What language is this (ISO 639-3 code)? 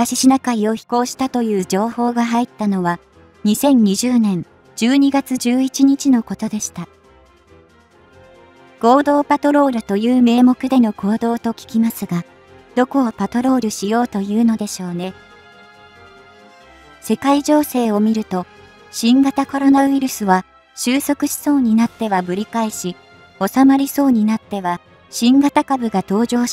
jpn